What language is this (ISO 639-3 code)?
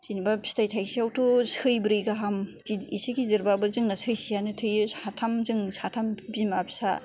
brx